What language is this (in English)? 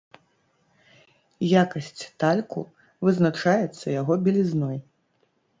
Belarusian